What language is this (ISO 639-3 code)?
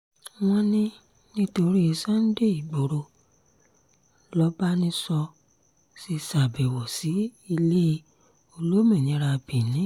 yor